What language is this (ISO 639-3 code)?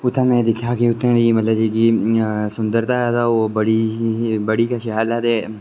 doi